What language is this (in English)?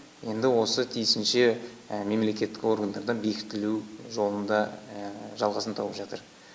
Kazakh